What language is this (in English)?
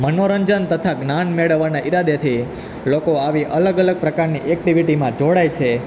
Gujarati